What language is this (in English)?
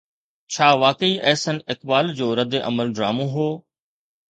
Sindhi